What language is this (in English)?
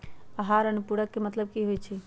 Magahi